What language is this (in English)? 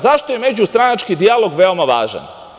Serbian